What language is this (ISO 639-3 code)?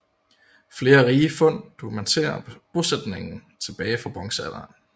dan